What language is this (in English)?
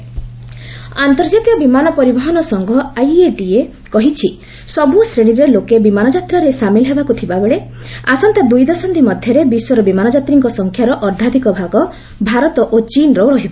Odia